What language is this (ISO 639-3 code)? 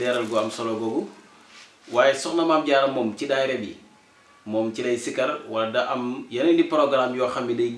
ind